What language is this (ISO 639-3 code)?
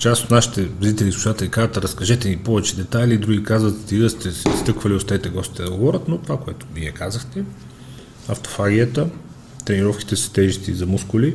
bul